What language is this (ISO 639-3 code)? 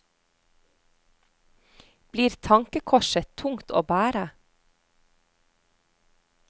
nor